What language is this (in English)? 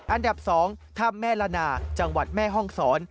Thai